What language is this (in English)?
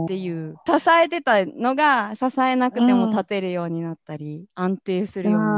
Japanese